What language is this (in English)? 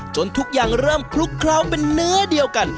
Thai